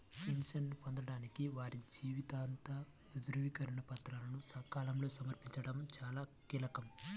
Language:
Telugu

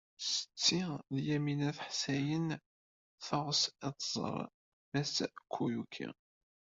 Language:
Kabyle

